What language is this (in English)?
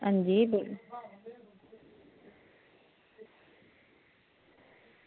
Dogri